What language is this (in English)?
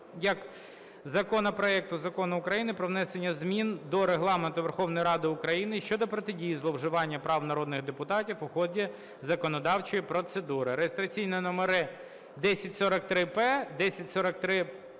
Ukrainian